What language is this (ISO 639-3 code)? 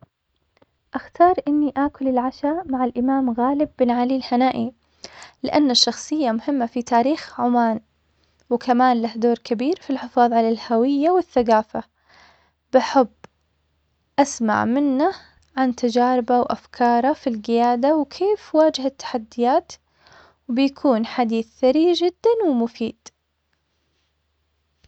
acx